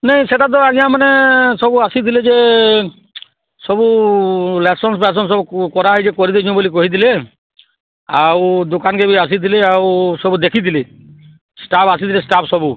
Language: Odia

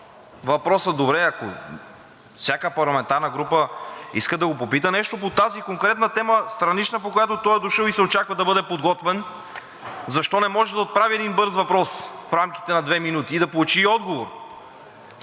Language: Bulgarian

